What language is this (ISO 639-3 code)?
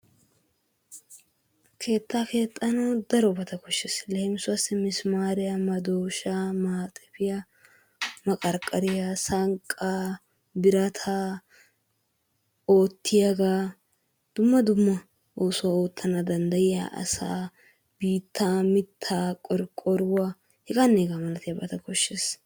wal